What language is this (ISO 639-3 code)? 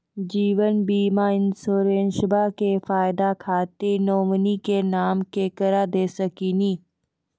mai